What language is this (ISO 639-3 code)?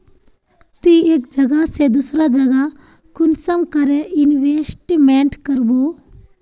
mag